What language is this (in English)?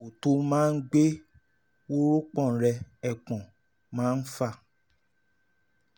Yoruba